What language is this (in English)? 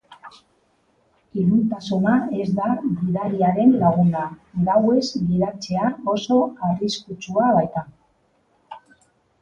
Basque